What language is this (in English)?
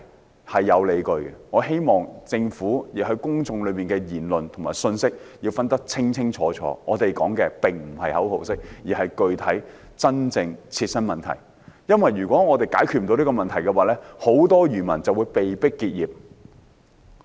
Cantonese